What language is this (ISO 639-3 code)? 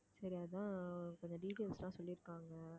tam